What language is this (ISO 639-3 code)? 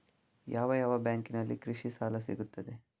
kan